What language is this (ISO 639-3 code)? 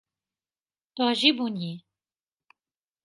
ara